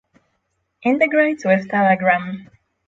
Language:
English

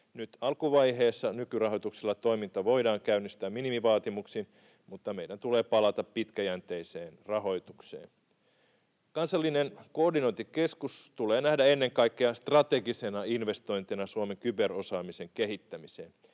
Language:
Finnish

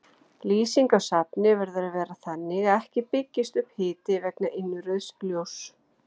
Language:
Icelandic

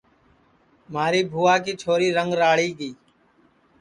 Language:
Sansi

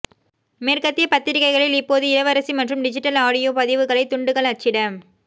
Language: Tamil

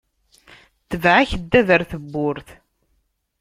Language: Kabyle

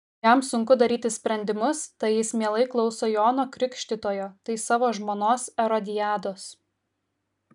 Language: Lithuanian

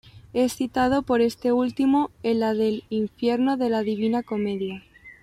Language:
Spanish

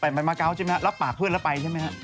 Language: Thai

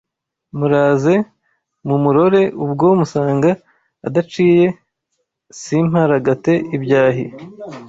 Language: Kinyarwanda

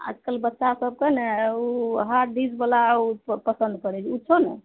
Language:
Maithili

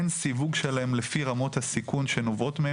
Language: Hebrew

